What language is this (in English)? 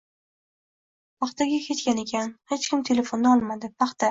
Uzbek